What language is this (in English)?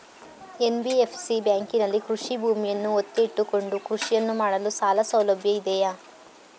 Kannada